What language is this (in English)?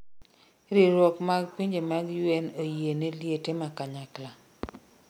Luo (Kenya and Tanzania)